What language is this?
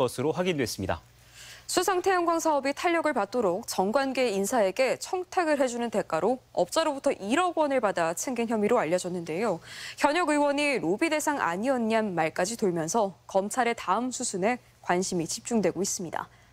Korean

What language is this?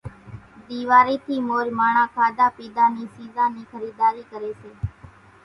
Kachi Koli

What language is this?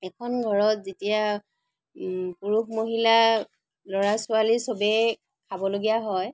Assamese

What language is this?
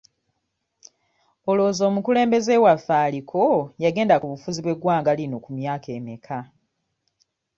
Ganda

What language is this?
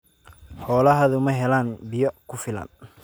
Somali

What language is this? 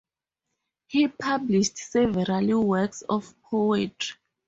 English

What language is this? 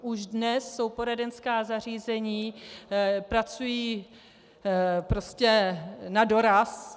Czech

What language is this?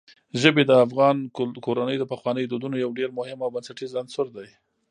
Pashto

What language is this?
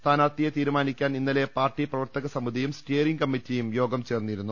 Malayalam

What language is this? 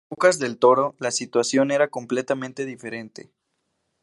Spanish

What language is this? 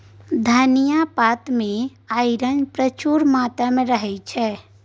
Maithili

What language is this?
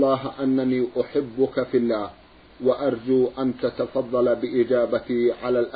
Arabic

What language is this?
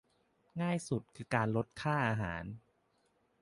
Thai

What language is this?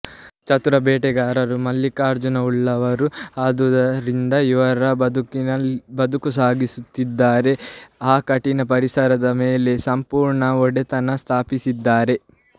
Kannada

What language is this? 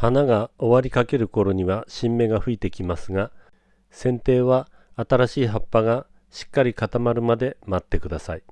Japanese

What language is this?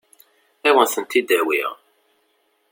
Kabyle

